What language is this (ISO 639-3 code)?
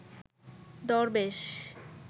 ben